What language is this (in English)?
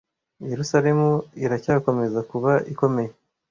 Kinyarwanda